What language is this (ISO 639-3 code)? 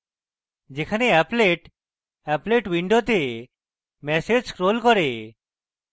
ben